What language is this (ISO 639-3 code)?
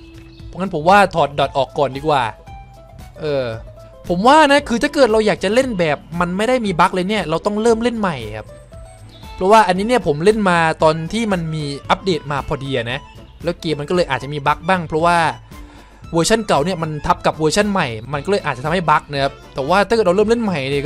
tha